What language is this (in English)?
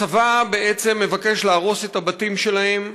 Hebrew